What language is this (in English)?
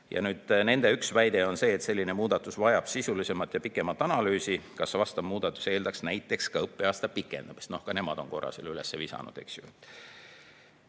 Estonian